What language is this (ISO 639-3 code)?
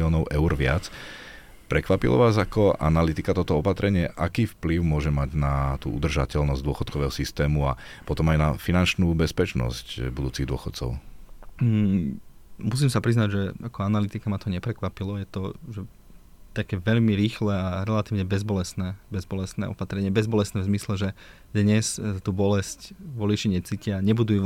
slk